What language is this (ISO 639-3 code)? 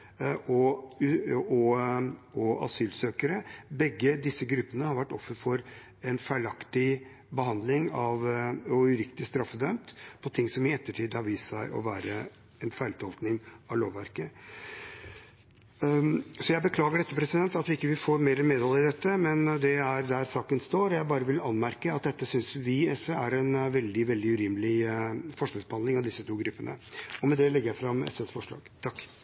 nob